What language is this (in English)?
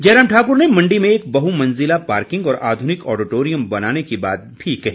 Hindi